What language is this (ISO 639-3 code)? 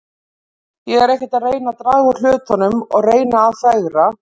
isl